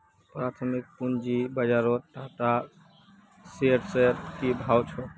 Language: Magahi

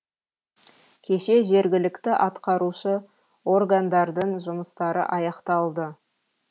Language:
Kazakh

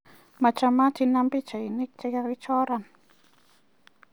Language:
Kalenjin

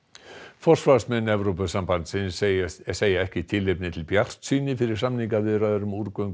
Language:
Icelandic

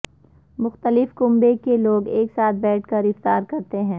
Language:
Urdu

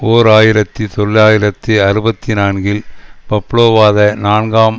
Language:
Tamil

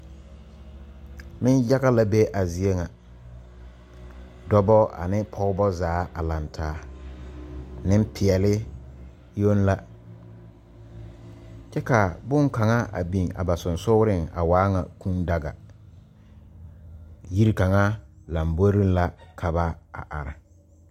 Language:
Southern Dagaare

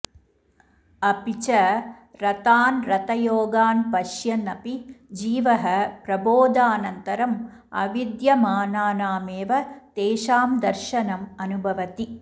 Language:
Sanskrit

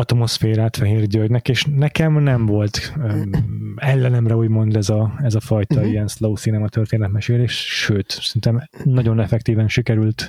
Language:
Hungarian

